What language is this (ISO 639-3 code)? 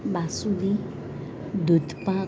guj